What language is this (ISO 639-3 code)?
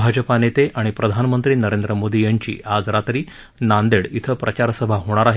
mar